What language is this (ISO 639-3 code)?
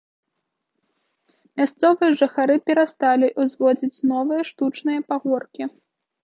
bel